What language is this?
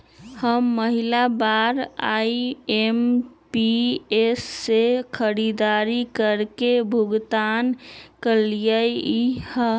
Magahi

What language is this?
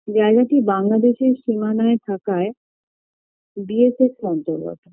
Bangla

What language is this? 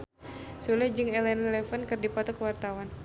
Sundanese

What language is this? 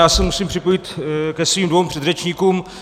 Czech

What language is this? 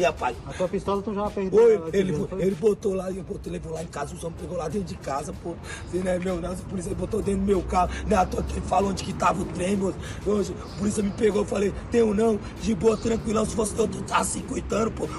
Portuguese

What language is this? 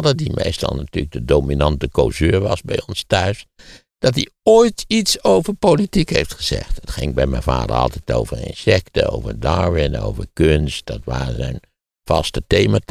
Dutch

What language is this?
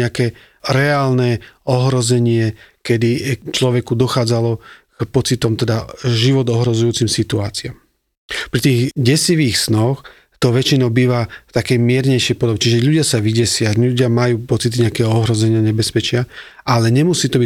Slovak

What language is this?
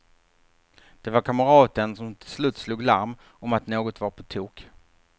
Swedish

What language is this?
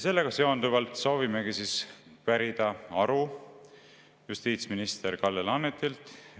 Estonian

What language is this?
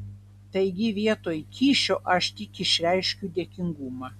Lithuanian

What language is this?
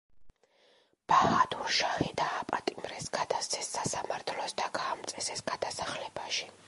Georgian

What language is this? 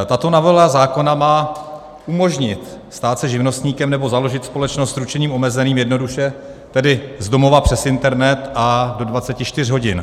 Czech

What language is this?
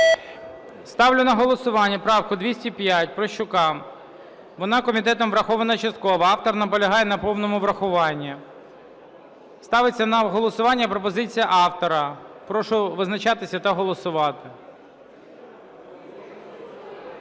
Ukrainian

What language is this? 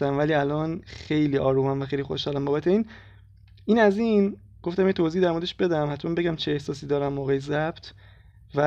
Persian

